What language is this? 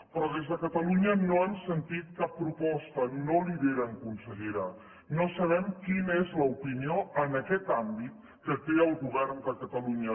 Catalan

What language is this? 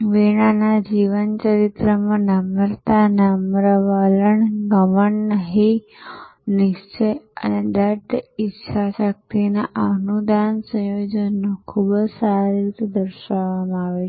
Gujarati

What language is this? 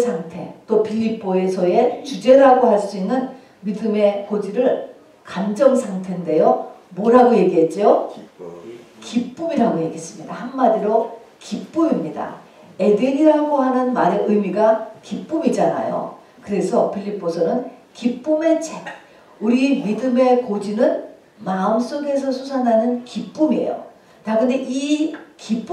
Korean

